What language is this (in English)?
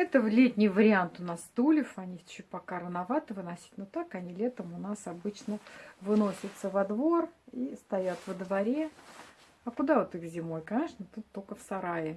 Russian